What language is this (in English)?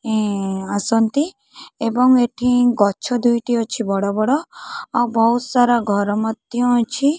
Odia